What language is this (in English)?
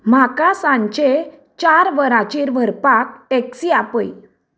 Konkani